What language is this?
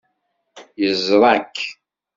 Kabyle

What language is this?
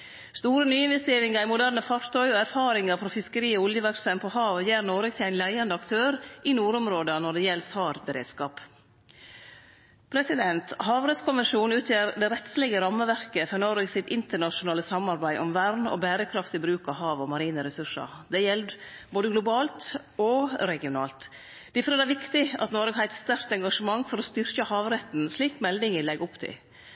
Norwegian Nynorsk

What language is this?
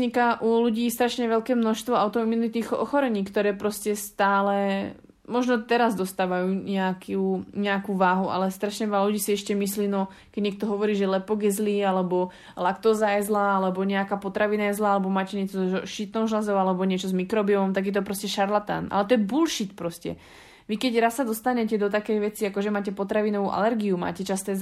Slovak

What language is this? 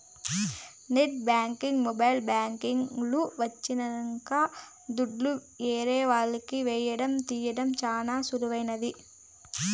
Telugu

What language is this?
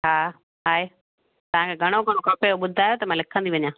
Sindhi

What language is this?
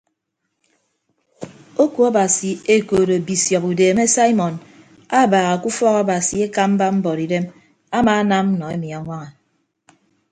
Ibibio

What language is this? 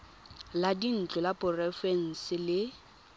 Tswana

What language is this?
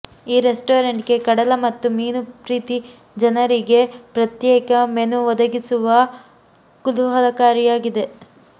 Kannada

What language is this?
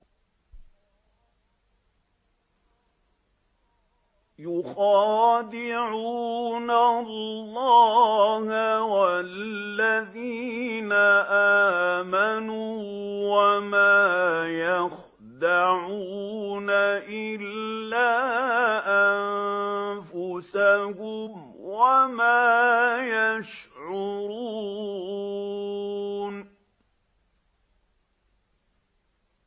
Arabic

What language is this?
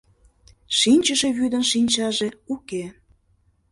Mari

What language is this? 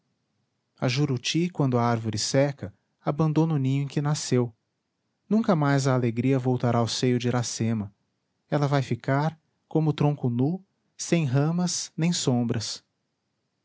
Portuguese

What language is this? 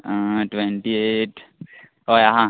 Konkani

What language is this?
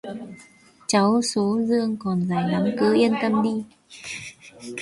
Vietnamese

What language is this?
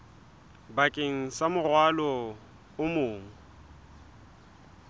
Southern Sotho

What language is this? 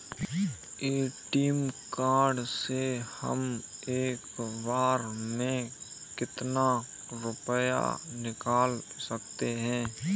Hindi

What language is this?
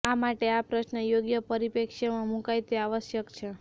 Gujarati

